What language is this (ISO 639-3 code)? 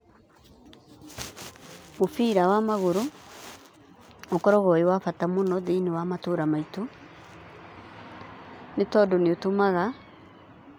kik